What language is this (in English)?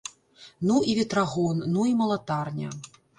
Belarusian